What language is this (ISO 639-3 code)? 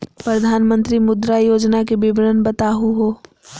mag